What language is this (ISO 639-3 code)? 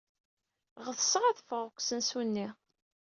kab